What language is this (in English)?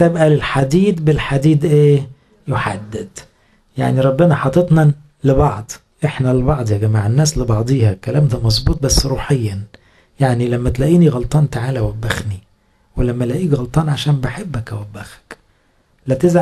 Arabic